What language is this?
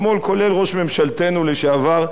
Hebrew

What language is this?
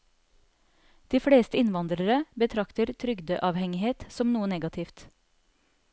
Norwegian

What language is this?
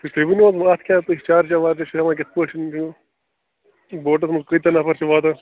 Kashmiri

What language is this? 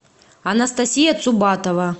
Russian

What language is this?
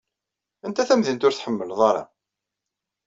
Kabyle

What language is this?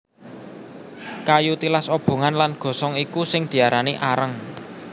Javanese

